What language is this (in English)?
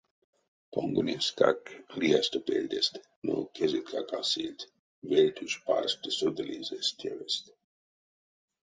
Erzya